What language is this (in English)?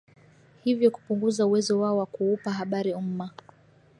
Swahili